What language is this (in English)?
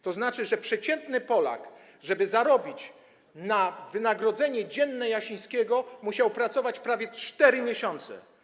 Polish